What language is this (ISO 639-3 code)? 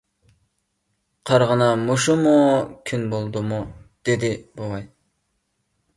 uig